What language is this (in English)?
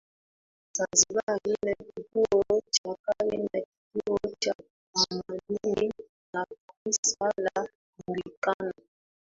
Swahili